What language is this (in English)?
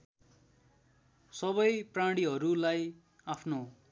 Nepali